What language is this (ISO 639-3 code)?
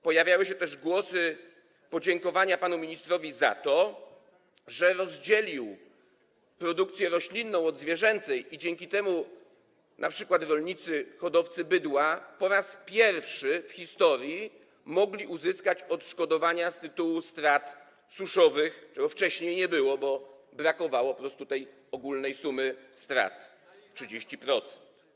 pol